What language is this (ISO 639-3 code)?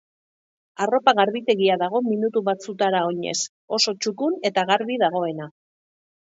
eus